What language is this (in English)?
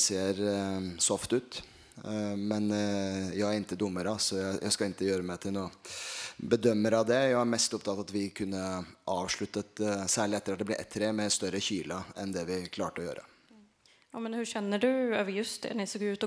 Swedish